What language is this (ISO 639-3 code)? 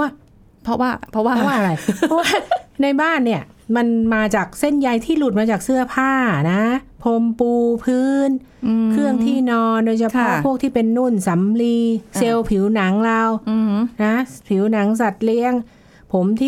tha